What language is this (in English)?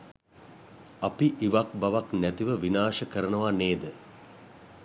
Sinhala